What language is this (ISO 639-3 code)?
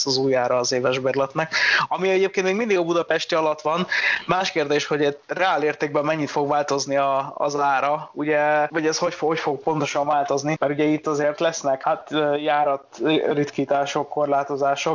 hun